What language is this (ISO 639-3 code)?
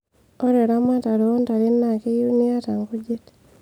mas